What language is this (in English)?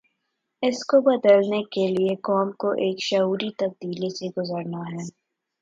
Urdu